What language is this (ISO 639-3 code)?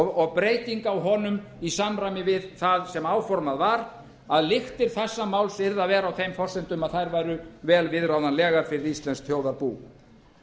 isl